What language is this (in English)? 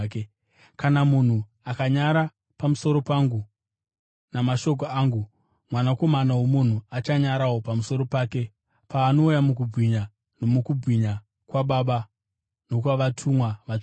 Shona